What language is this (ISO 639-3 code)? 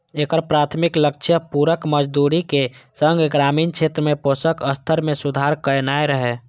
mai